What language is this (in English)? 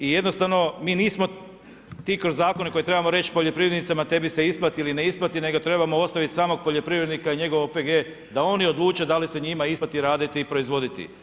Croatian